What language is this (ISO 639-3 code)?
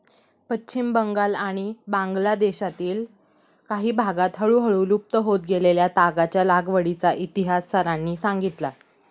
mar